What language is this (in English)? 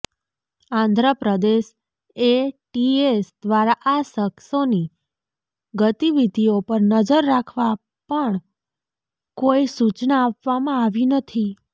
Gujarati